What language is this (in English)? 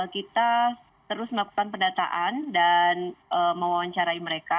Indonesian